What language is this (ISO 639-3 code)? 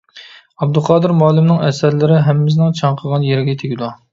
uig